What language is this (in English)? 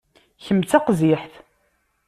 Kabyle